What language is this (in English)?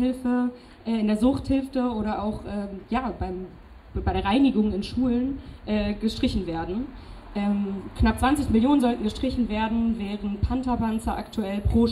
German